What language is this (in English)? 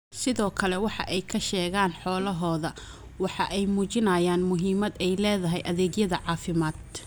Somali